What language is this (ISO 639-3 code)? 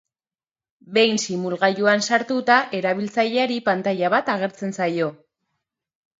eus